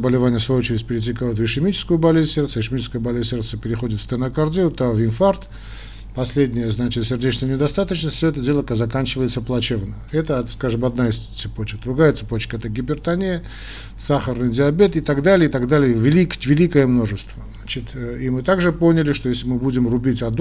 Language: Russian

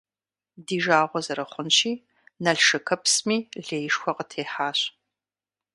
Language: Kabardian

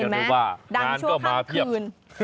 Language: Thai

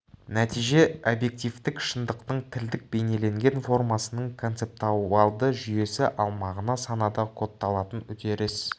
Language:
Kazakh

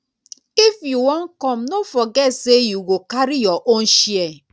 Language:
Nigerian Pidgin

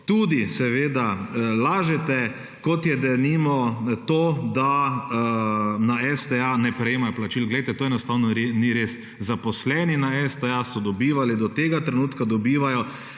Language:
Slovenian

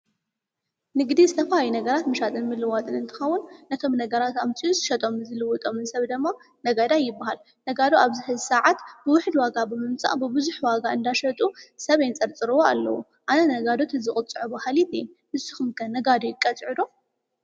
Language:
Tigrinya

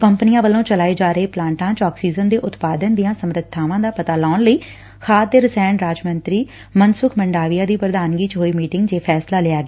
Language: Punjabi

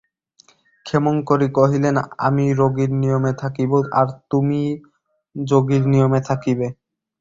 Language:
Bangla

